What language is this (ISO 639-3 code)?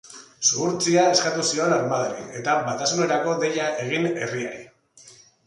eus